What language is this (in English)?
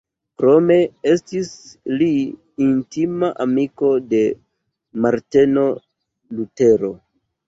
Esperanto